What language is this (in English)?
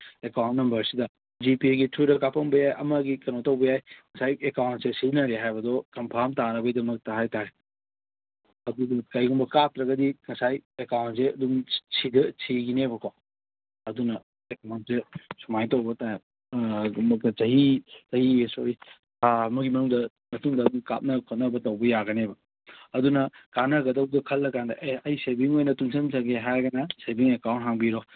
Manipuri